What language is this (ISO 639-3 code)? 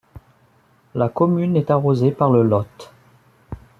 fra